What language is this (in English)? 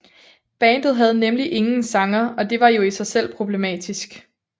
Danish